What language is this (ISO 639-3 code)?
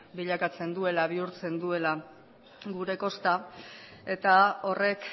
eus